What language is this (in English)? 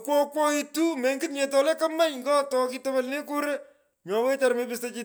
Pökoot